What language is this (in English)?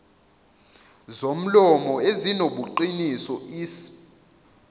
Zulu